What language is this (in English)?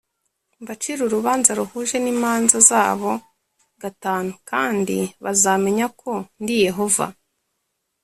Kinyarwanda